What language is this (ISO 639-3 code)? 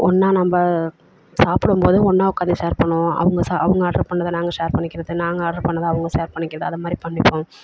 tam